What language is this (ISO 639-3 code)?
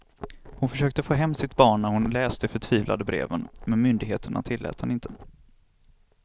swe